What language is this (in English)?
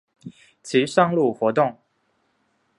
Chinese